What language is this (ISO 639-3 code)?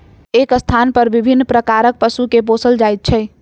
mai